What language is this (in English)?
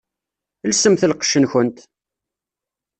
Kabyle